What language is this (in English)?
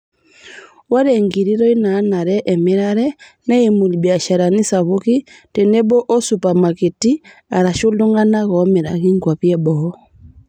Masai